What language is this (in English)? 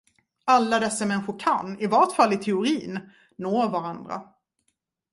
Swedish